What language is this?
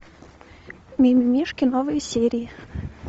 Russian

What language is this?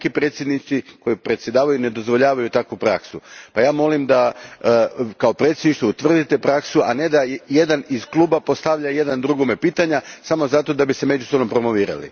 Croatian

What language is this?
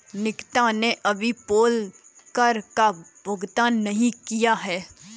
Hindi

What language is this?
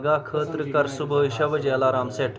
Kashmiri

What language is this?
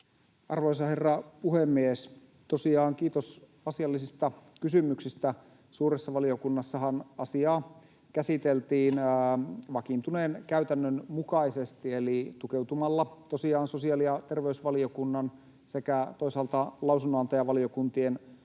Finnish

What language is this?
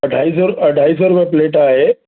Sindhi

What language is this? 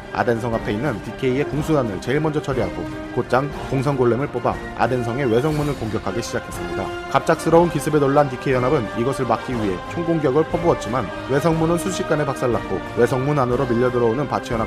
Korean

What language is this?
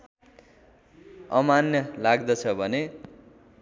Nepali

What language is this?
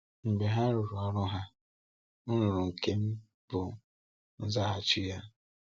Igbo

